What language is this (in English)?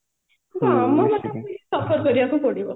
Odia